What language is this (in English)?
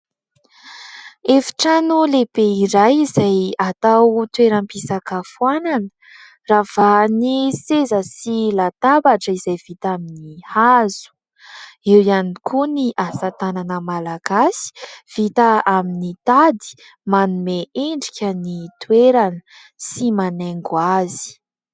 Malagasy